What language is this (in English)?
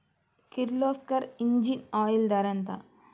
Telugu